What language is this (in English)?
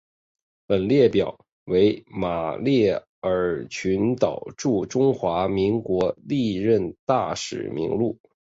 Chinese